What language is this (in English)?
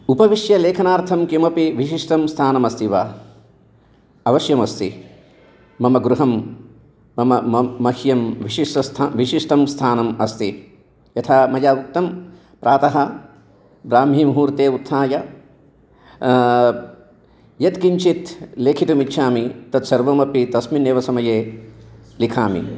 Sanskrit